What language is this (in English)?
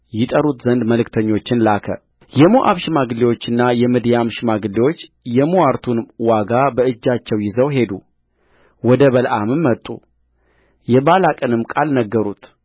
Amharic